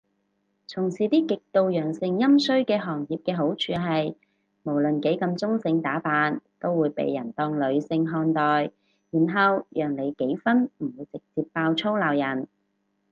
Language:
Cantonese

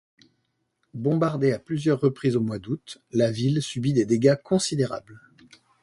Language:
French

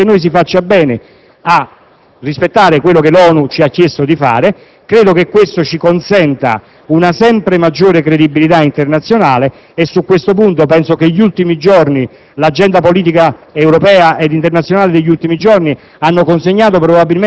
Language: Italian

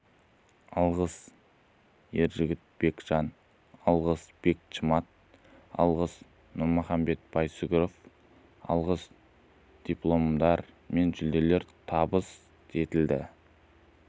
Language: Kazakh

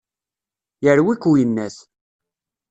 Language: Kabyle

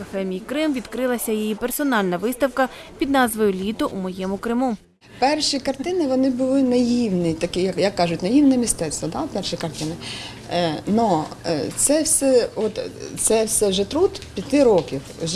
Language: Ukrainian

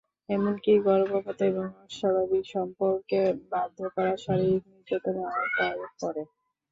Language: Bangla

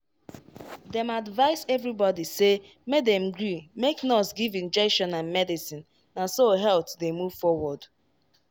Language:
Nigerian Pidgin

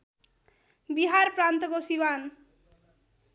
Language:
Nepali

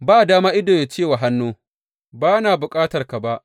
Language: Hausa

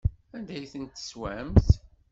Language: Kabyle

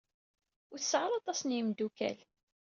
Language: Kabyle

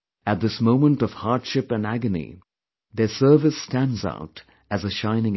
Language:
English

